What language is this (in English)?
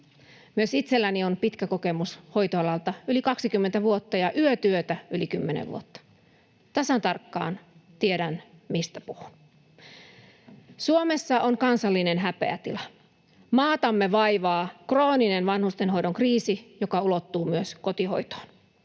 Finnish